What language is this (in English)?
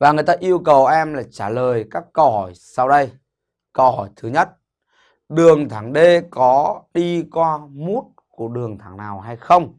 Vietnamese